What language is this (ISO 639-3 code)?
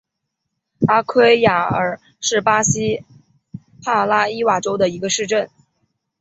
zho